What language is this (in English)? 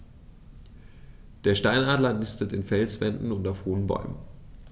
German